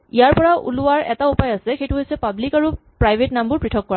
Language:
Assamese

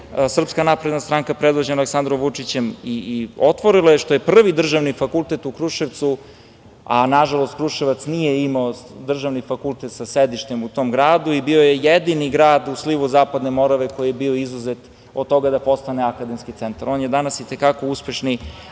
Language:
Serbian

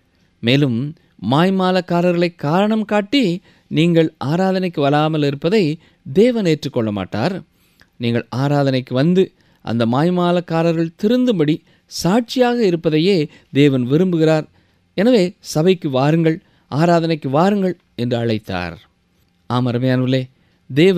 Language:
Tamil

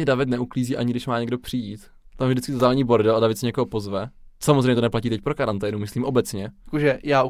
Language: Czech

